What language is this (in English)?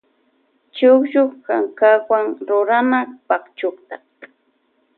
Loja Highland Quichua